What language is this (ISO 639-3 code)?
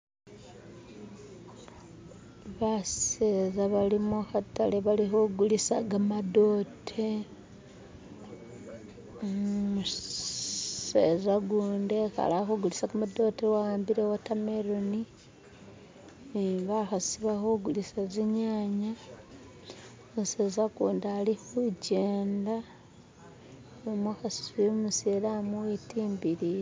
myx